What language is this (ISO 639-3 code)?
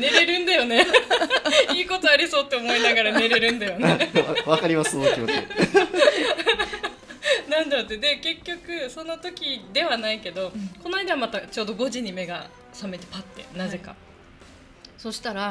jpn